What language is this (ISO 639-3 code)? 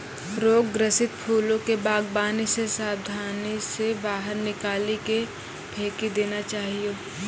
mai